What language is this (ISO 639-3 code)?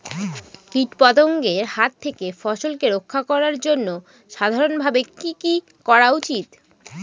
ben